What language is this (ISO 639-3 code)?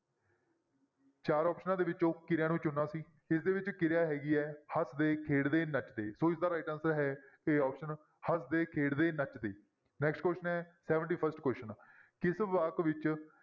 pan